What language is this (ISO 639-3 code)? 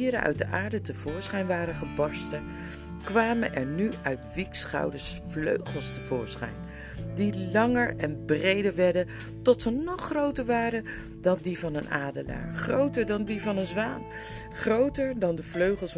nld